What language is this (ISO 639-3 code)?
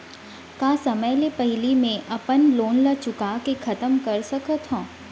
hne